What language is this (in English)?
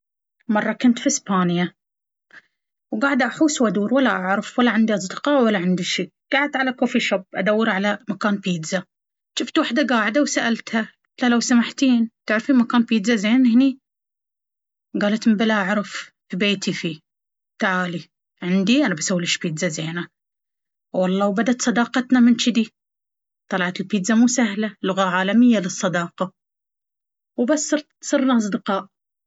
Baharna Arabic